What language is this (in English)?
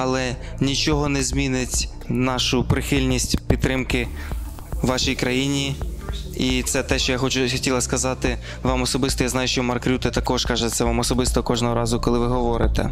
Ukrainian